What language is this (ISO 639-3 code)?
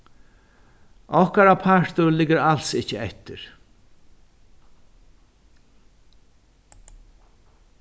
fao